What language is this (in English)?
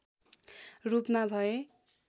Nepali